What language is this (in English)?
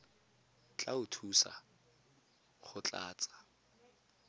Tswana